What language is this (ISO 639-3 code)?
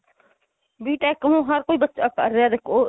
pan